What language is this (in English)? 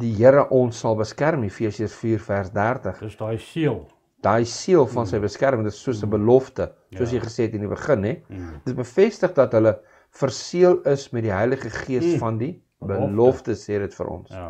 Dutch